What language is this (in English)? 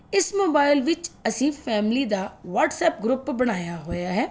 Punjabi